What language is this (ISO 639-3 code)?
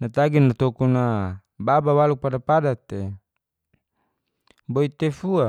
ges